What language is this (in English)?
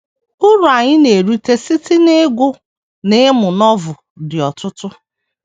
Igbo